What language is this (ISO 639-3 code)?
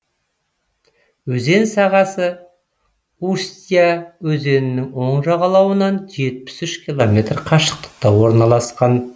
kaz